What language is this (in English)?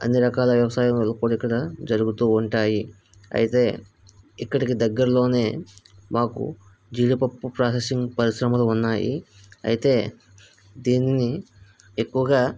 Telugu